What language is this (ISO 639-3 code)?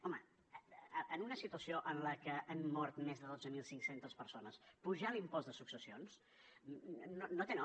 cat